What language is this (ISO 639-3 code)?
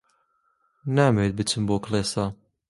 ckb